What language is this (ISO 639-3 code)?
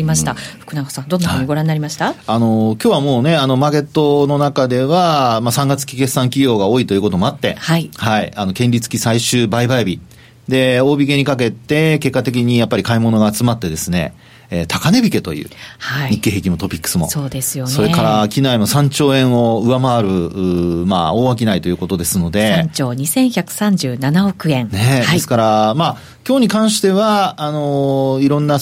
jpn